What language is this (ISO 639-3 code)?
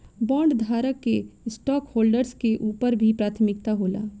bho